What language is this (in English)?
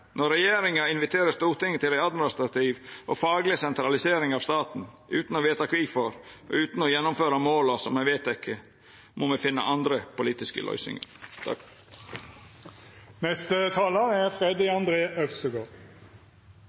Norwegian Nynorsk